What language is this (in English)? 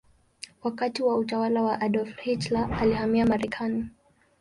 Swahili